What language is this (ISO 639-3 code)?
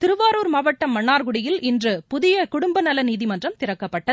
tam